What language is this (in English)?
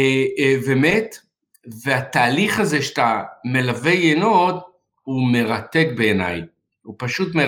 Hebrew